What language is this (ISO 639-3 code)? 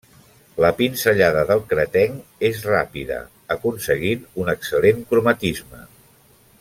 cat